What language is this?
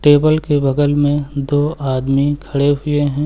Hindi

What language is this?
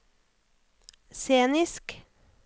Norwegian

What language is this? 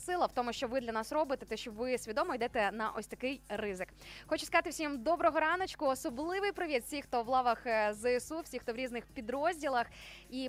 Ukrainian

